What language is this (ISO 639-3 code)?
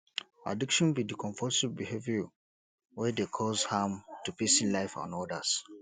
pcm